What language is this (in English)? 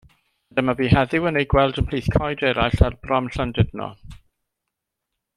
Welsh